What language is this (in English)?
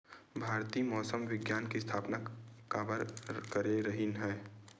Chhattisgarhi